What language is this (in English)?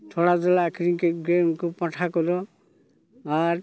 Santali